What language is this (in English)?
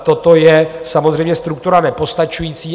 Czech